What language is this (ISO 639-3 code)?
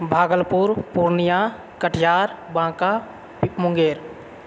mai